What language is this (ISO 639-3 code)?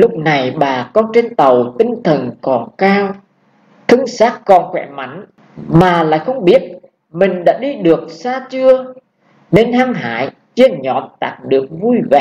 vie